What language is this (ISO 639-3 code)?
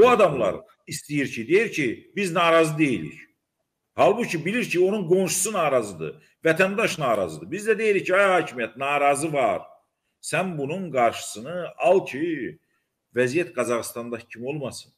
tur